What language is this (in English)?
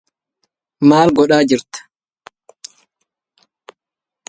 Arabic